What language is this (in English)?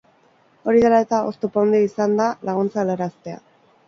Basque